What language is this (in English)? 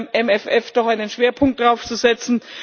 German